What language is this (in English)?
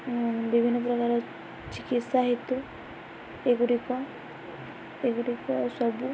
Odia